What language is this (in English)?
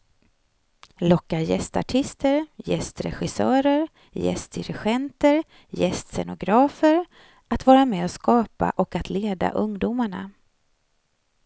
Swedish